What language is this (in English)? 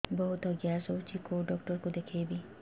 Odia